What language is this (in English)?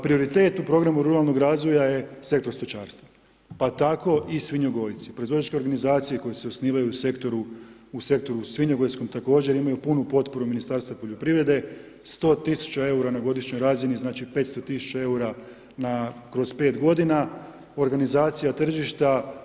Croatian